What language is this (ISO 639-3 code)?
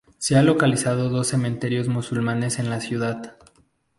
spa